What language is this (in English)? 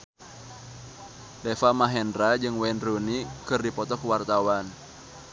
Sundanese